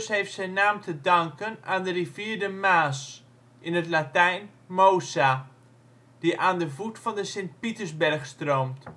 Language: Dutch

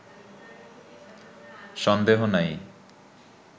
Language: Bangla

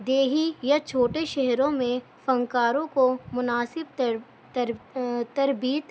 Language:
Urdu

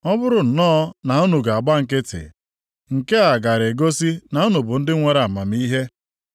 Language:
Igbo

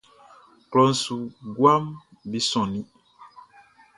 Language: Baoulé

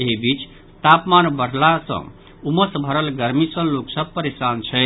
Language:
Maithili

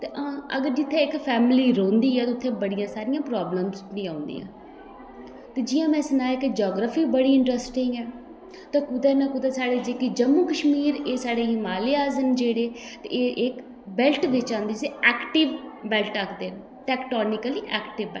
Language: Dogri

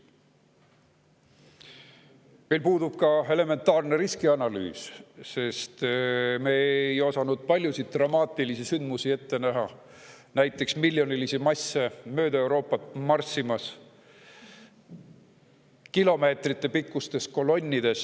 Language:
Estonian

